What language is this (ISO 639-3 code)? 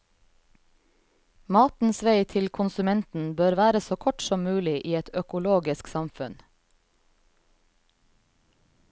nor